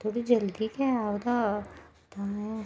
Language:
Dogri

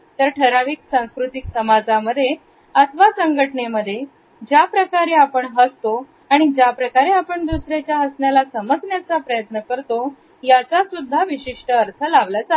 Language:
Marathi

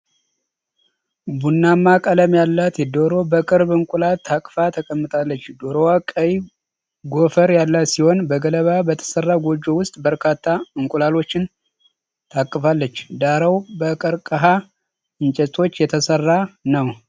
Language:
Amharic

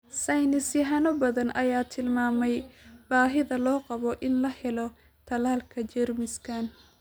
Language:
Somali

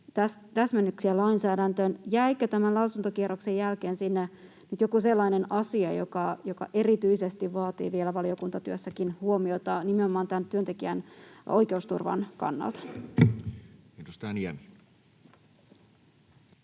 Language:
Finnish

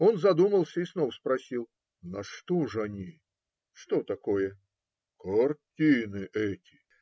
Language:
Russian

